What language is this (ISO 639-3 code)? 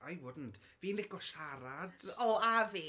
cym